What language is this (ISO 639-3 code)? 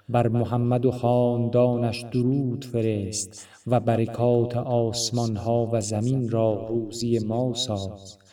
fas